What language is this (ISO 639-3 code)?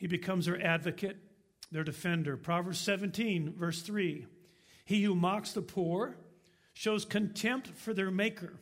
eng